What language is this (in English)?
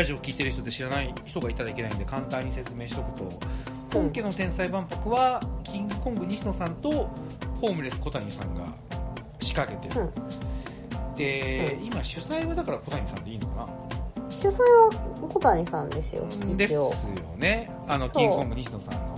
Japanese